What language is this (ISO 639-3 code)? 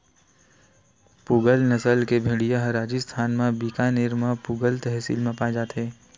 hne